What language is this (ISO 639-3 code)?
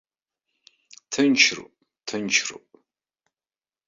abk